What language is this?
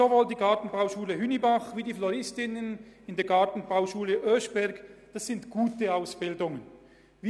Swiss German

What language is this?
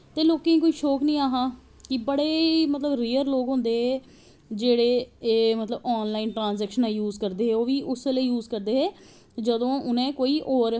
Dogri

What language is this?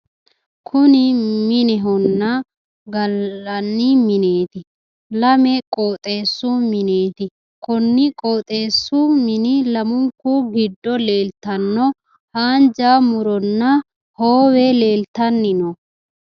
Sidamo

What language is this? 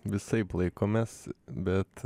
Lithuanian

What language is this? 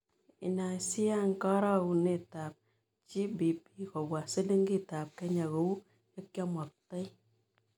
Kalenjin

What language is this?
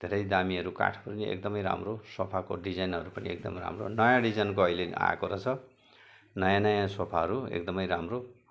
Nepali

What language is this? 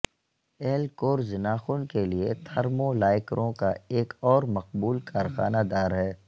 Urdu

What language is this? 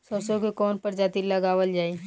Bhojpuri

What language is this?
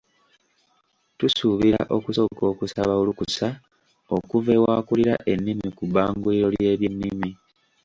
Ganda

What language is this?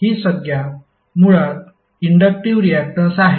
Marathi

